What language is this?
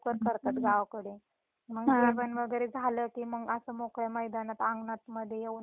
Marathi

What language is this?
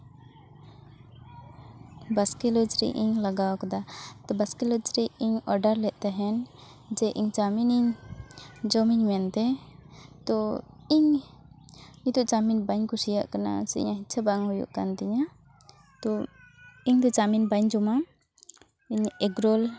Santali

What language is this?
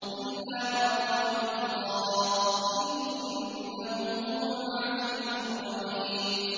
Arabic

